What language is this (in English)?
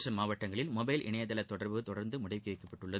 Tamil